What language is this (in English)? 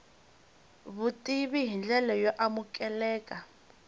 Tsonga